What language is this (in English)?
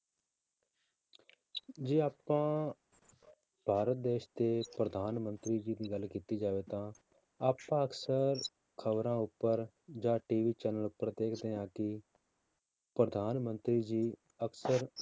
Punjabi